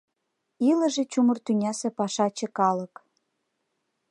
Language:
Mari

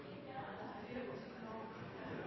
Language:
Norwegian Nynorsk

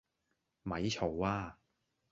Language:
Cantonese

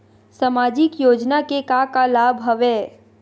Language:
Chhattisgarhi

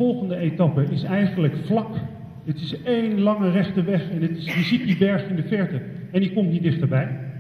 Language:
Dutch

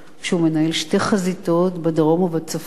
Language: Hebrew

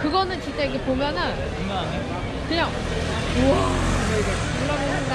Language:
Korean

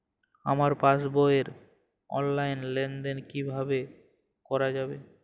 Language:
Bangla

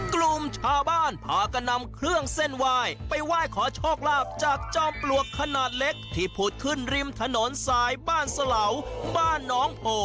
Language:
Thai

